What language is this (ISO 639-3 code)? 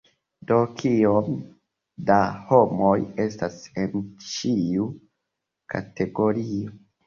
epo